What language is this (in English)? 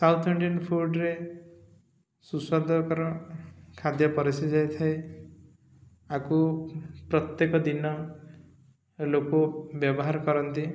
Odia